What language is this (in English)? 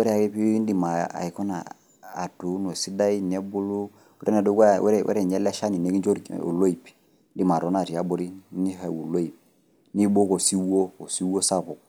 Masai